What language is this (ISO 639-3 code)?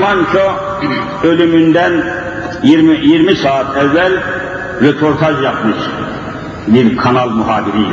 tur